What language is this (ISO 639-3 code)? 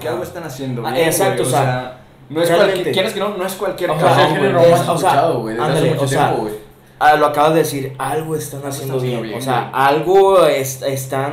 spa